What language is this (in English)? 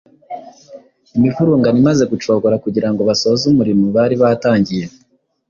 Kinyarwanda